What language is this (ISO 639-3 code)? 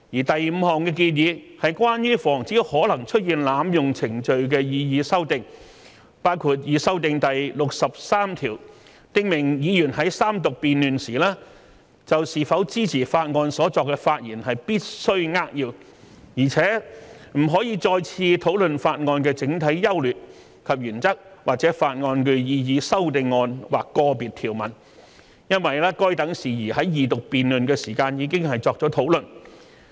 yue